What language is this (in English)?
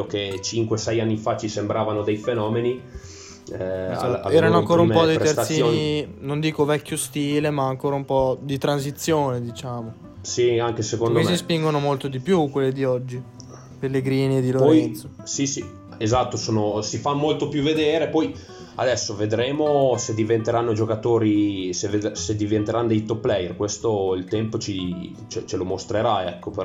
Italian